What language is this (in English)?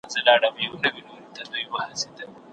Pashto